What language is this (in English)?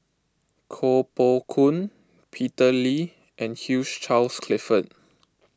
English